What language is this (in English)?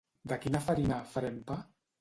Catalan